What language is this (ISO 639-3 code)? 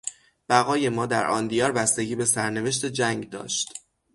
fas